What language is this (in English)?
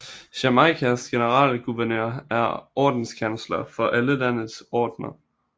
Danish